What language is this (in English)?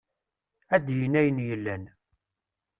Kabyle